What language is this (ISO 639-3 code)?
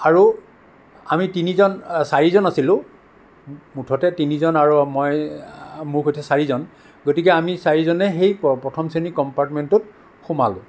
asm